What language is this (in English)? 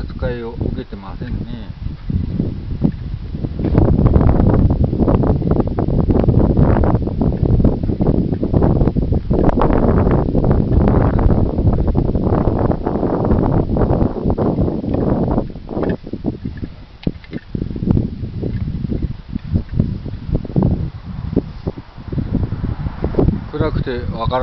Japanese